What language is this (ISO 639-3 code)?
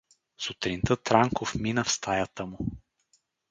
bul